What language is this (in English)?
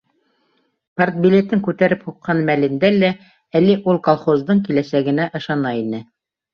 Bashkir